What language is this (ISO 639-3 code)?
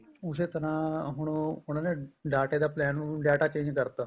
pan